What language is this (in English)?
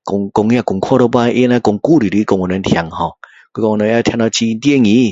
Min Dong Chinese